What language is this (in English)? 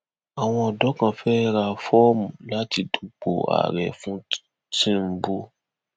Yoruba